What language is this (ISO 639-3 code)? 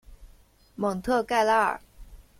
zho